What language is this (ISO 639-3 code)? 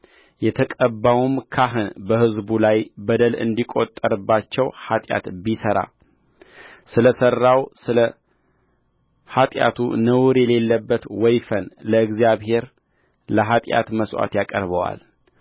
amh